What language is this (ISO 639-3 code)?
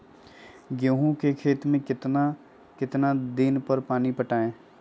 mag